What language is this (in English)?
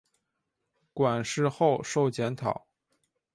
Chinese